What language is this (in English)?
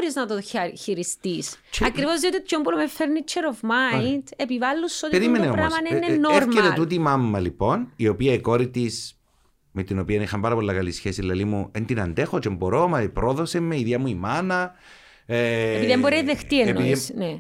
Greek